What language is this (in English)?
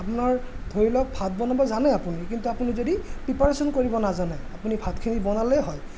Assamese